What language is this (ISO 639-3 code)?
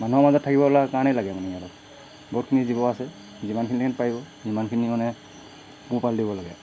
asm